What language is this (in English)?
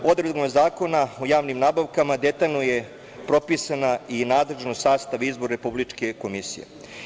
Serbian